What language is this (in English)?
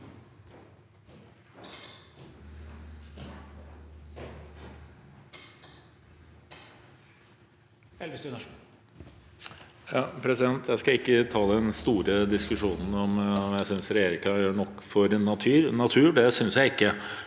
Norwegian